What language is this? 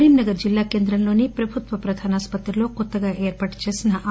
Telugu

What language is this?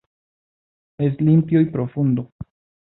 Spanish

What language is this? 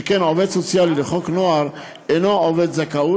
Hebrew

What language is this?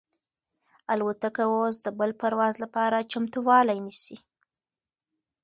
Pashto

